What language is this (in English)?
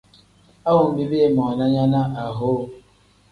Tem